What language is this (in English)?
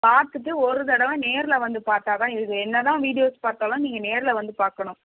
Tamil